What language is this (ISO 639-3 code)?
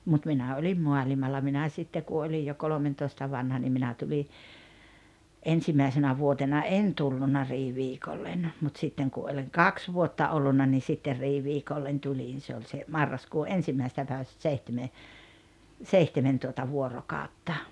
fin